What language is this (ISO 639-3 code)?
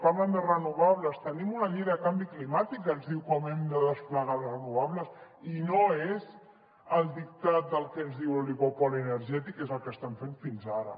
cat